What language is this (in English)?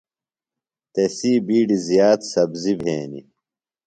Phalura